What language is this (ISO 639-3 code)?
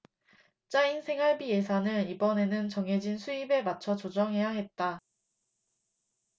kor